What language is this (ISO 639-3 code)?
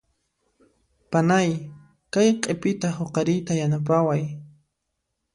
qxp